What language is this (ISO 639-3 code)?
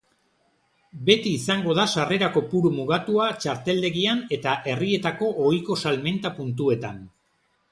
eus